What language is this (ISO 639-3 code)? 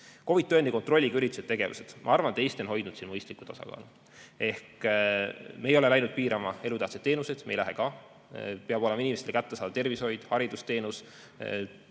est